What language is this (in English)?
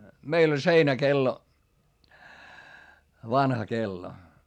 Finnish